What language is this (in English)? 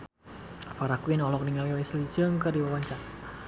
Sundanese